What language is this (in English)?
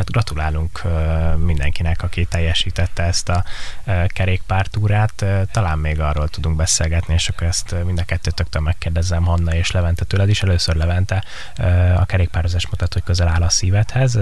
Hungarian